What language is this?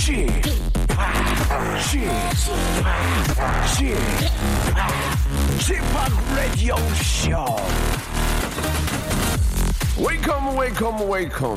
Korean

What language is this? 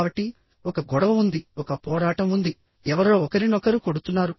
Telugu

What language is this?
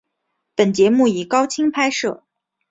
Chinese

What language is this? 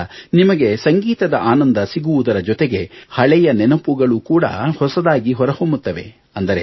Kannada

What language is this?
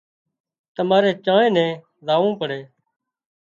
Wadiyara Koli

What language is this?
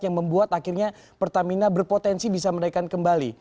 Indonesian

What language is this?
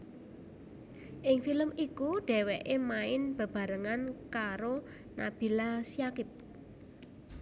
Javanese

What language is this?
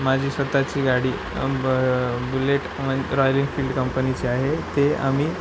Marathi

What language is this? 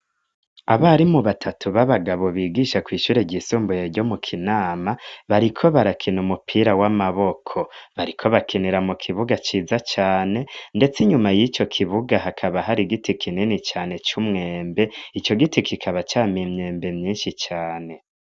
Rundi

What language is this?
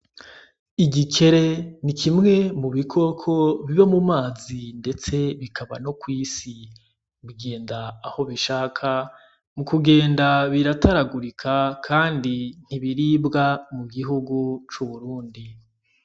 Rundi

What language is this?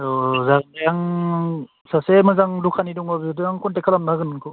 Bodo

